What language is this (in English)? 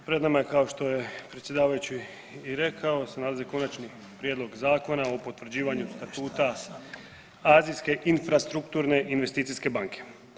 Croatian